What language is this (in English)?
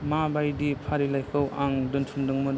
Bodo